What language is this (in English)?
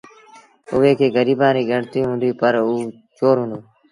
Sindhi Bhil